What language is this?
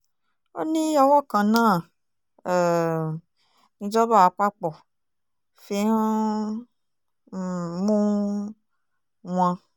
Yoruba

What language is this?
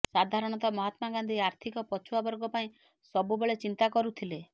Odia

